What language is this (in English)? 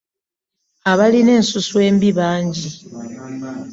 Ganda